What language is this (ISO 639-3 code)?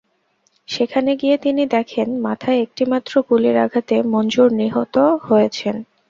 ben